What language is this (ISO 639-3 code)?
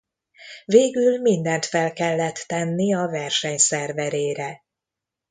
hun